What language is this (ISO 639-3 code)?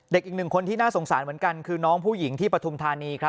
tha